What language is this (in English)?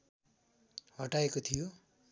Nepali